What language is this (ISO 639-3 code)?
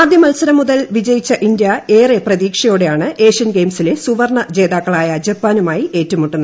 mal